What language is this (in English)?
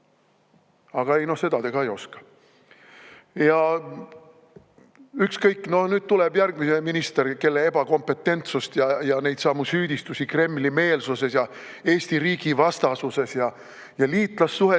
Estonian